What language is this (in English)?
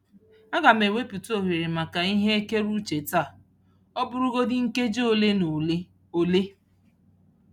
Igbo